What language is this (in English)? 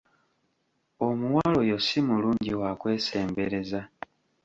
Ganda